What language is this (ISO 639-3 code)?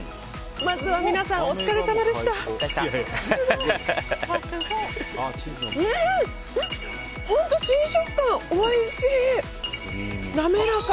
jpn